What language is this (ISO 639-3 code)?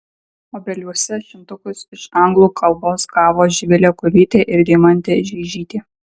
lit